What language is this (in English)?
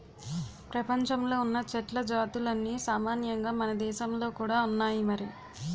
Telugu